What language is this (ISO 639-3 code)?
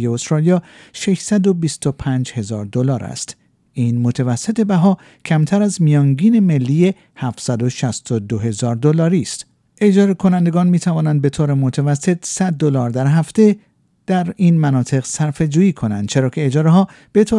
fas